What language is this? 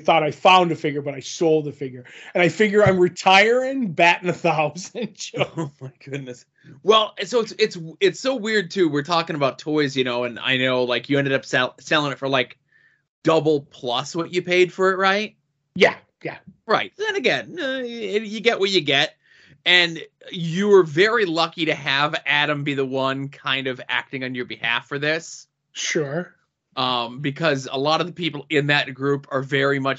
English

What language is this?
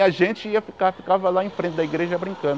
Portuguese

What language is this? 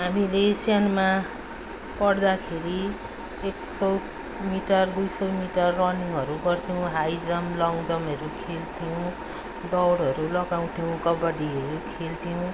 Nepali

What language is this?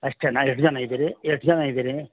Kannada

